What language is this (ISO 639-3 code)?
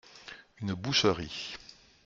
fra